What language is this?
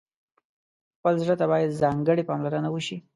Pashto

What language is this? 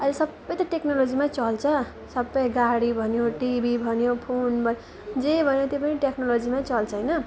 Nepali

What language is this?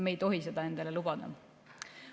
Estonian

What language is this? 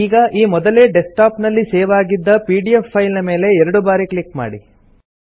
Kannada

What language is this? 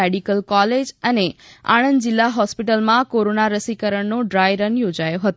Gujarati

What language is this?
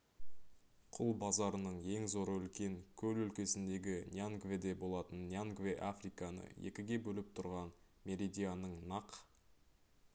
Kazakh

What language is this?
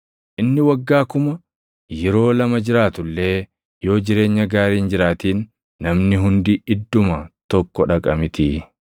Oromo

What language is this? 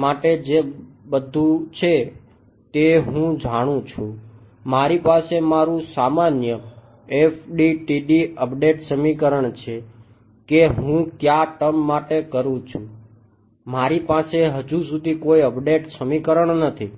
Gujarati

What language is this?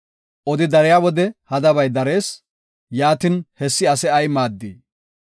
Gofa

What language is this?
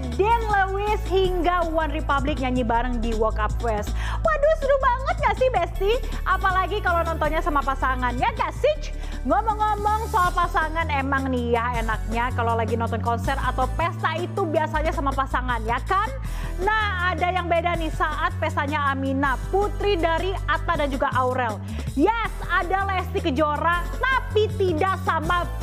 Indonesian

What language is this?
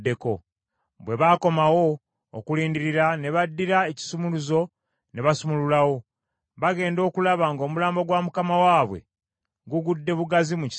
Ganda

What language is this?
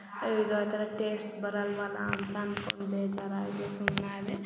Kannada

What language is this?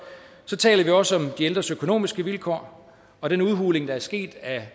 Danish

